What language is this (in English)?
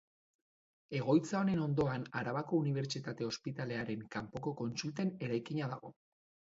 Basque